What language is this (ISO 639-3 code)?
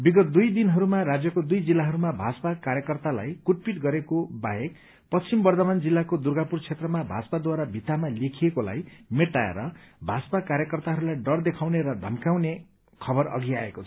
nep